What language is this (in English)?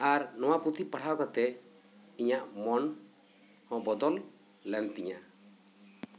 Santali